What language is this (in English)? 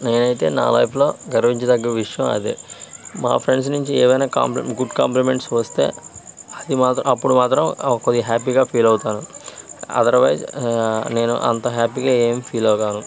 Telugu